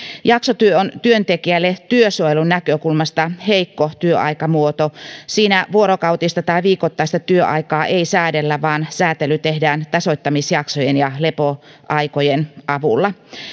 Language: Finnish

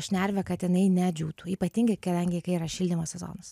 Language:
Lithuanian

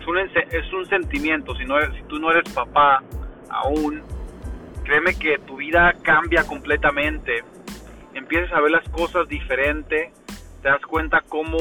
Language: Spanish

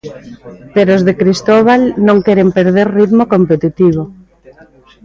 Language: Galician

